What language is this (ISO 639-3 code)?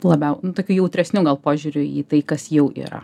lit